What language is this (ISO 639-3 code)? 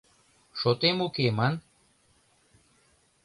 chm